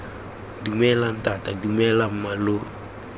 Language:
Tswana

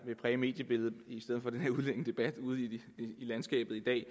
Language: Danish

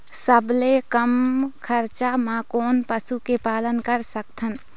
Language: Chhattisgarhi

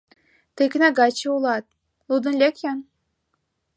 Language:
Mari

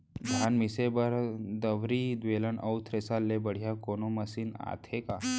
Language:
Chhattisgarhi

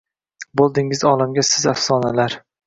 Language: Uzbek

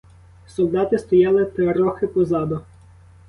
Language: Ukrainian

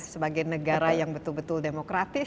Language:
Indonesian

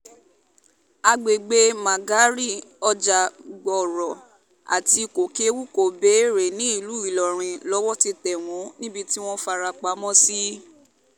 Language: Yoruba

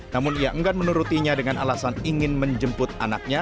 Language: Indonesian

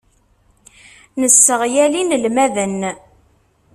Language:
Kabyle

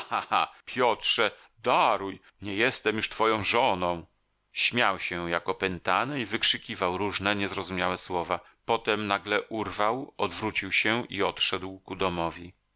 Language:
Polish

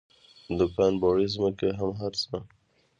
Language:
Pashto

